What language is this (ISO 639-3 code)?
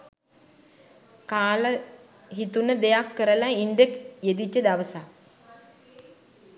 sin